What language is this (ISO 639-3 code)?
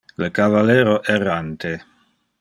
ina